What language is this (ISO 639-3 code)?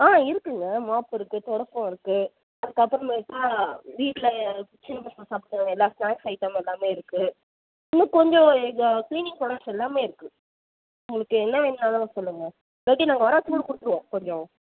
tam